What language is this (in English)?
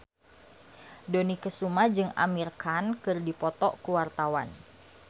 Sundanese